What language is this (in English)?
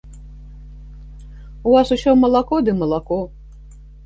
Belarusian